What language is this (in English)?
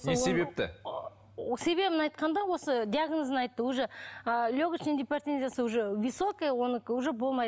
Kazakh